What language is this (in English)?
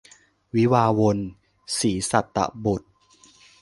Thai